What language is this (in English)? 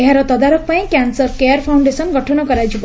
Odia